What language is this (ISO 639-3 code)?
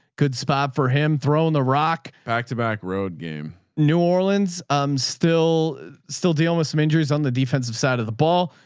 eng